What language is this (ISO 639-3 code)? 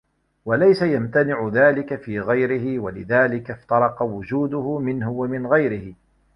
ara